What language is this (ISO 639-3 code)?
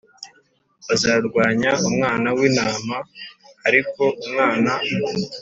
kin